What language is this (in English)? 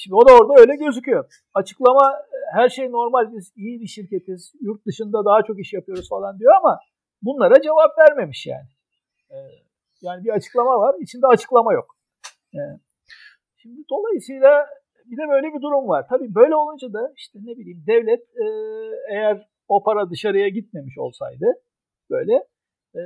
Turkish